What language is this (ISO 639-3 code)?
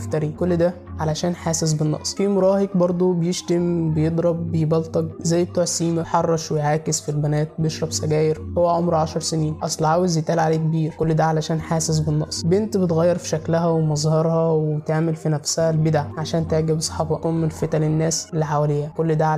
ara